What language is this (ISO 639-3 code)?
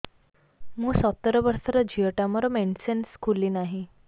ori